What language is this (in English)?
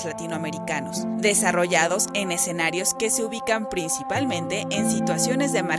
Spanish